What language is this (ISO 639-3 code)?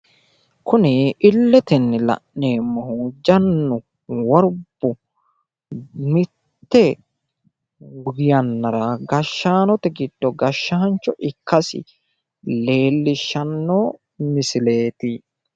sid